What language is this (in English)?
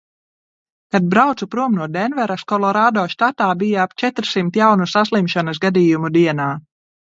Latvian